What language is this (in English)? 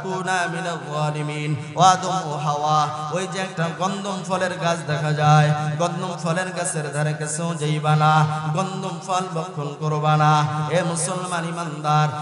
Arabic